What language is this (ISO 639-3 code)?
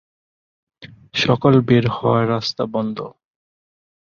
ben